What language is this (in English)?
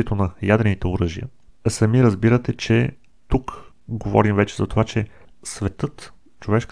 Bulgarian